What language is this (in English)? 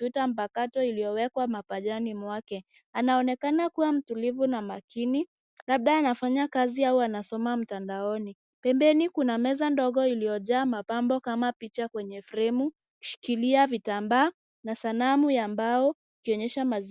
Swahili